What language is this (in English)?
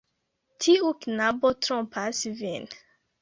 Esperanto